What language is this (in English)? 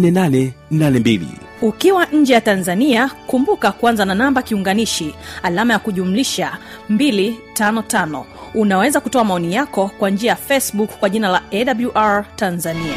Swahili